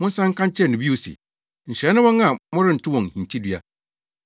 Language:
Akan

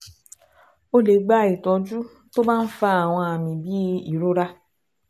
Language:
Yoruba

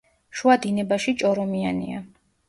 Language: Georgian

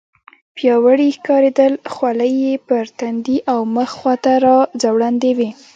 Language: Pashto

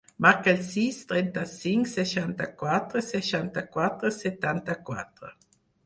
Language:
Catalan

